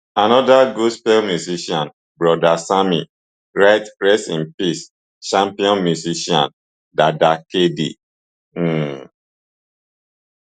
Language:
Nigerian Pidgin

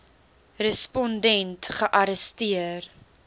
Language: Afrikaans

